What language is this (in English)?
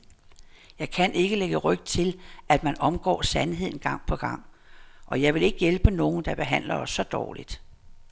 Danish